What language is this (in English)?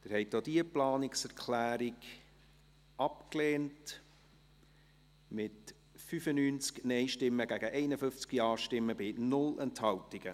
Swiss German